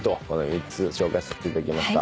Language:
Japanese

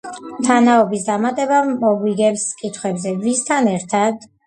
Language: Georgian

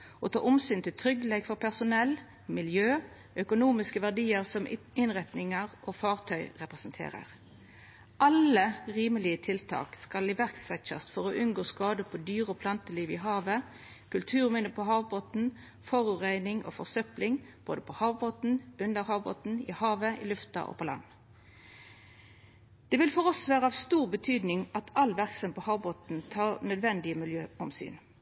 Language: Norwegian Nynorsk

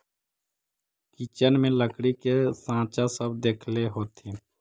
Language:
Magahi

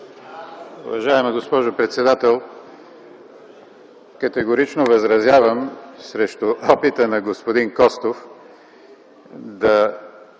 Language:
Bulgarian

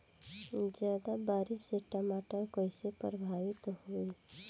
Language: Bhojpuri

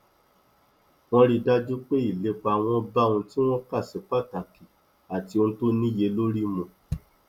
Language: Yoruba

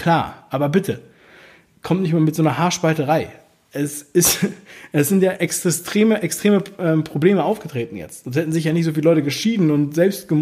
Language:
German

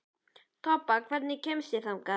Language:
Icelandic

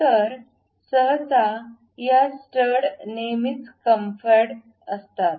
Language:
Marathi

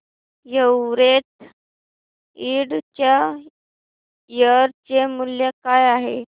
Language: Marathi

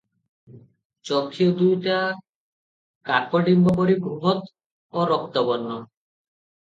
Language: Odia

